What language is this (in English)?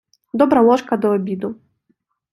Ukrainian